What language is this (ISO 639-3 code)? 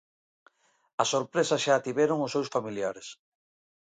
glg